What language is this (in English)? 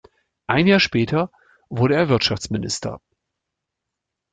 German